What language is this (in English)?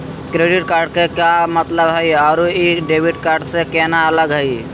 Magahi